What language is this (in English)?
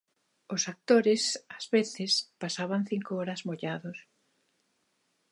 Galician